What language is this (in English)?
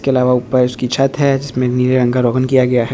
Hindi